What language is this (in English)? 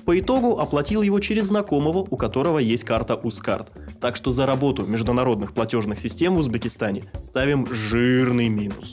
Russian